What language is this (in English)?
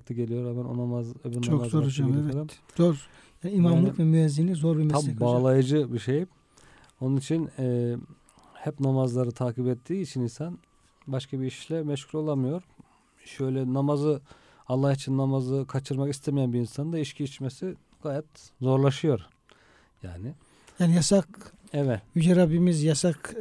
Turkish